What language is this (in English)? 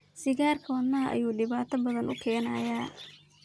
Somali